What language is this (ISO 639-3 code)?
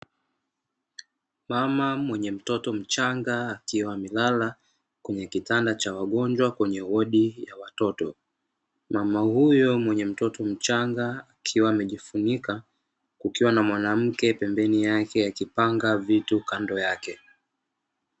swa